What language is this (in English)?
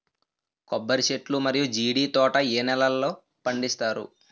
Telugu